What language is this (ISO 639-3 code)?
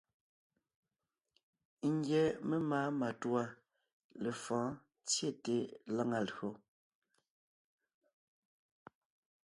nnh